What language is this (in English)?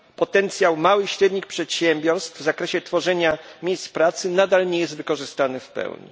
Polish